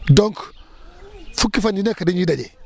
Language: Wolof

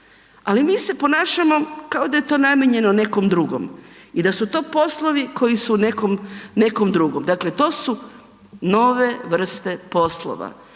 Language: Croatian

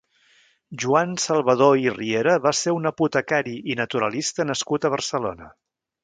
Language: Catalan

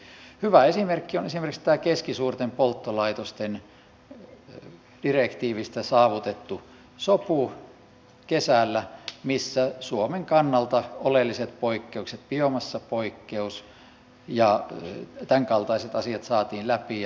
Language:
Finnish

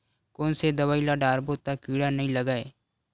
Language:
Chhattisgarhi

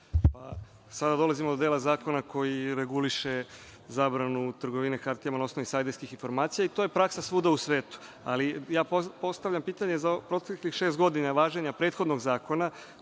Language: Serbian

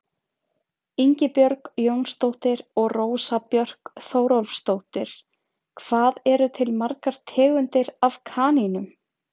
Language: Icelandic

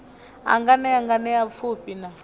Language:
Venda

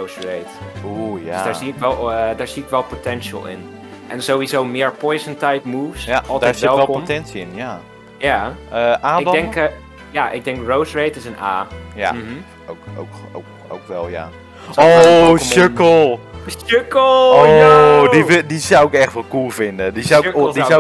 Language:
Dutch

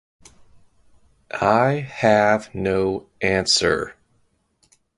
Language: English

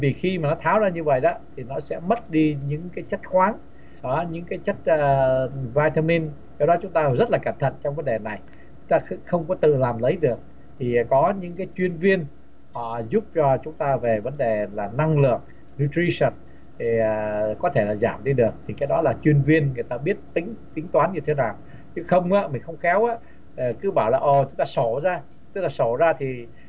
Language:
Vietnamese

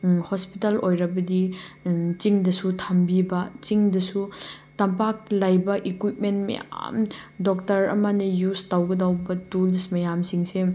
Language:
Manipuri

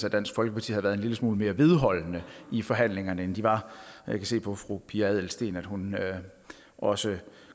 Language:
Danish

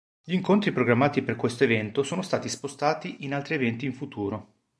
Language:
Italian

